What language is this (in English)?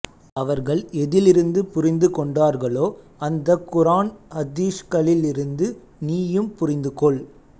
Tamil